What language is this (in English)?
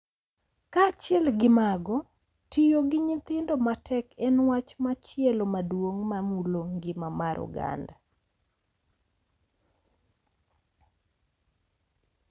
Luo (Kenya and Tanzania)